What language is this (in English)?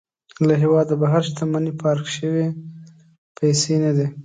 Pashto